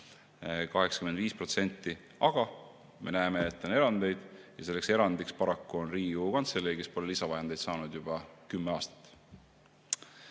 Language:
Estonian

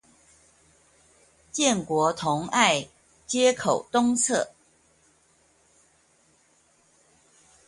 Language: Chinese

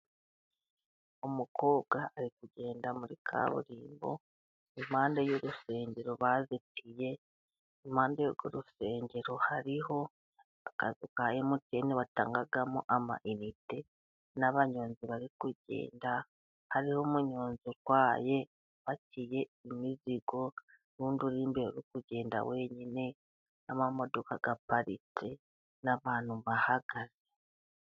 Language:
Kinyarwanda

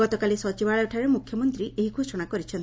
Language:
Odia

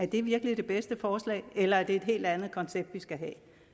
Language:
Danish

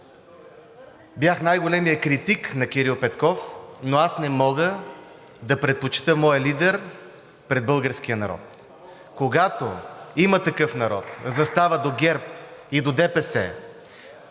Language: Bulgarian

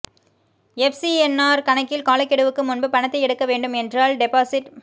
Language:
Tamil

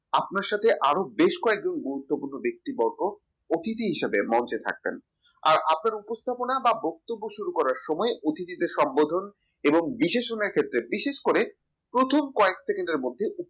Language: Bangla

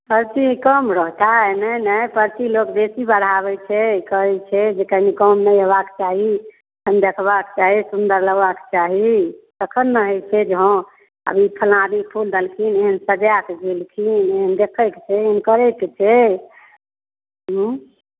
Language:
Maithili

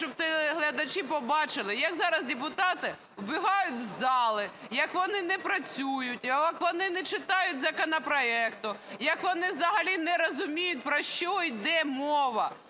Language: Ukrainian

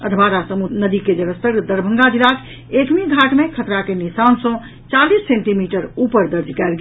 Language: Maithili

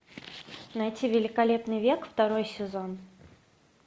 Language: Russian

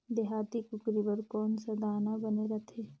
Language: Chhattisgarhi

